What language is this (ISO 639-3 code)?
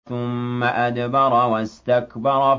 ara